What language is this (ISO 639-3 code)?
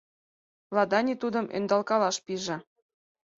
chm